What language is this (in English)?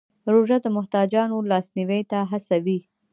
Pashto